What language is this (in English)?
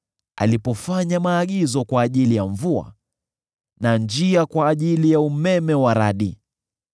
Swahili